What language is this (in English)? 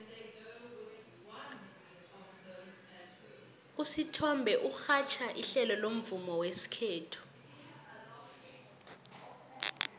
South Ndebele